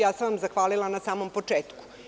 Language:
Serbian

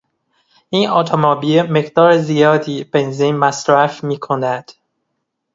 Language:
Persian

